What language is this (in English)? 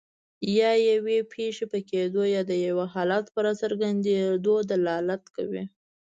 Pashto